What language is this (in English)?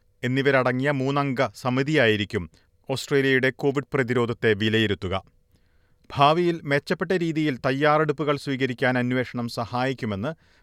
Malayalam